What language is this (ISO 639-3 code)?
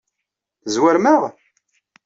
kab